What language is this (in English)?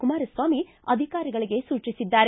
Kannada